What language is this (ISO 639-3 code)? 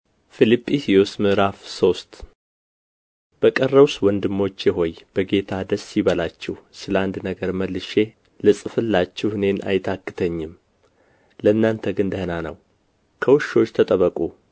amh